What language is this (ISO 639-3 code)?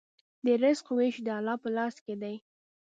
pus